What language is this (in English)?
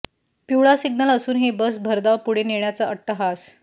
Marathi